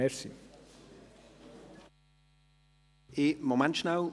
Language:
Swiss German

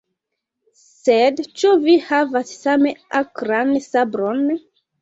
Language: Esperanto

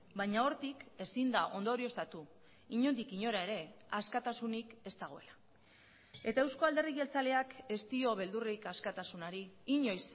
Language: Basque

